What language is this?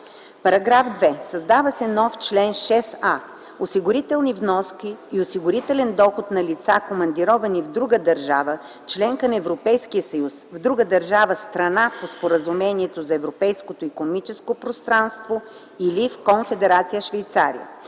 Bulgarian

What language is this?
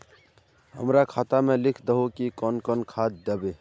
Magahi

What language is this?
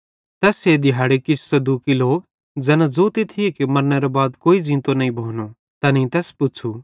Bhadrawahi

